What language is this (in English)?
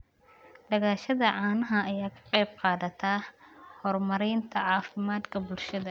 Somali